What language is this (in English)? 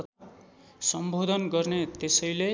Nepali